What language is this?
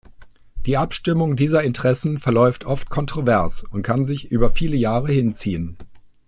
German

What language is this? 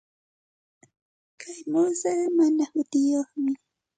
Santa Ana de Tusi Pasco Quechua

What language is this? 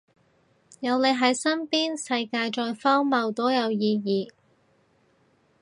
Cantonese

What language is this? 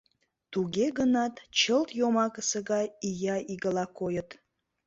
Mari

